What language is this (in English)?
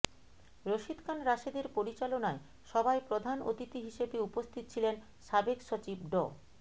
Bangla